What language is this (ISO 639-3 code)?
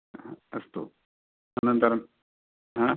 san